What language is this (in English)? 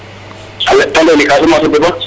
Serer